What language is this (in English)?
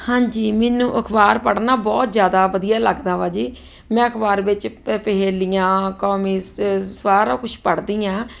Punjabi